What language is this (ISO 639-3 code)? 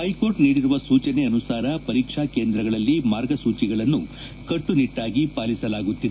kan